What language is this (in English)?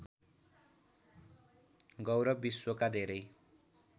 Nepali